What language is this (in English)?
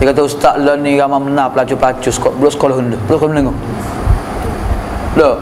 Malay